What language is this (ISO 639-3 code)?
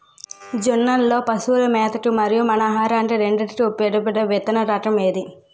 tel